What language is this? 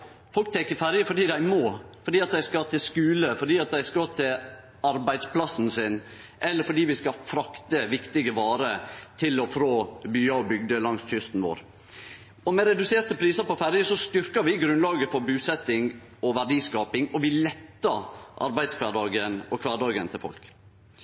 Norwegian Nynorsk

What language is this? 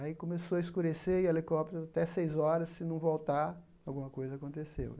Portuguese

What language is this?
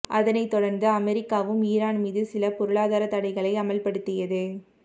Tamil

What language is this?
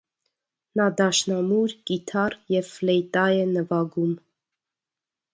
Armenian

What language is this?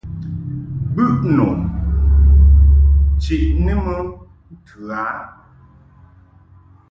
Mungaka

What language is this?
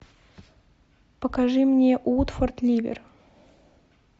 Russian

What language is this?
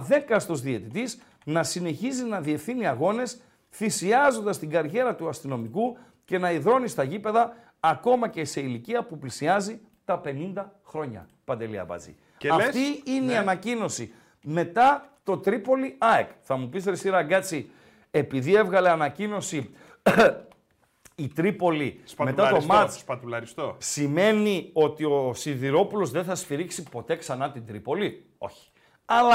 Greek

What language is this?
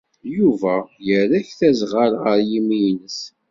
Kabyle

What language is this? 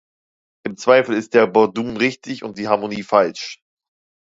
German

